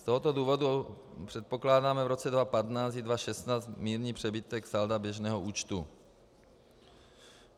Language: Czech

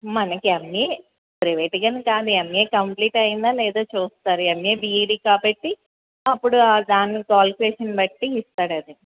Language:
Telugu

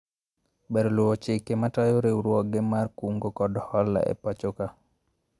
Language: Luo (Kenya and Tanzania)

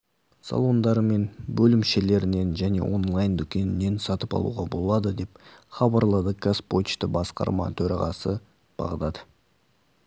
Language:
Kazakh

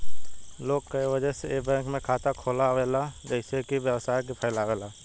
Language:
Bhojpuri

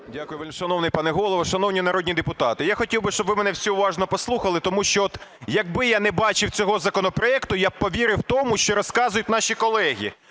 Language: Ukrainian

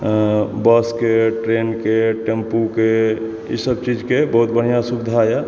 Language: Maithili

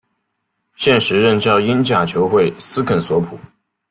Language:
Chinese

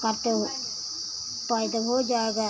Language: Hindi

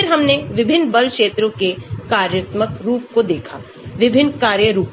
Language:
Hindi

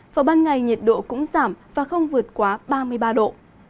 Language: Vietnamese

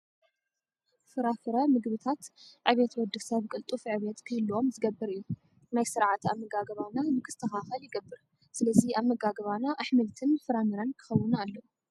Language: Tigrinya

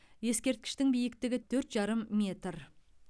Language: Kazakh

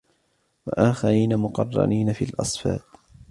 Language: Arabic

